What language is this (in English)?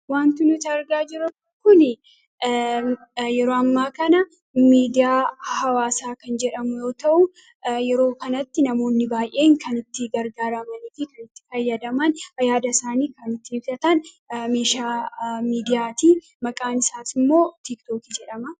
Oromo